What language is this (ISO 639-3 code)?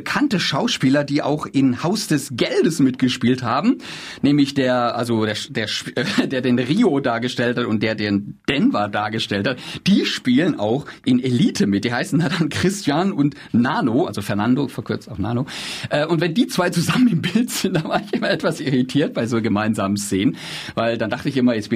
deu